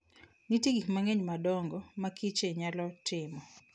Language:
Luo (Kenya and Tanzania)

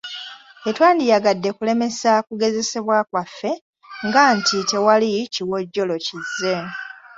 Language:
Ganda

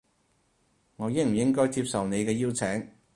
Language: Cantonese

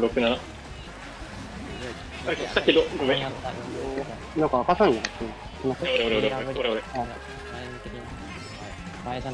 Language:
Japanese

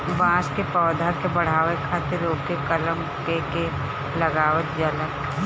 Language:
Bhojpuri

